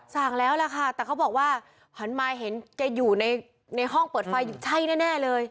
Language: Thai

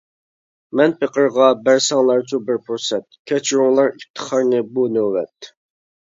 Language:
Uyghur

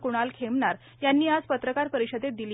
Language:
Marathi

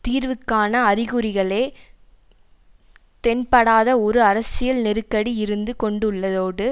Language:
Tamil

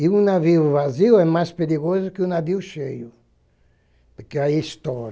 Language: Portuguese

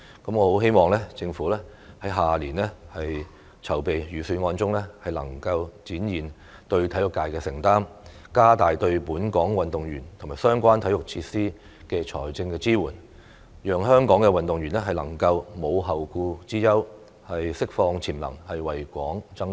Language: Cantonese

